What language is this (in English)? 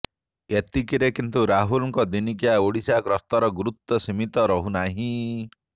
Odia